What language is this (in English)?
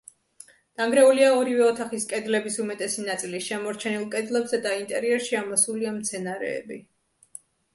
Georgian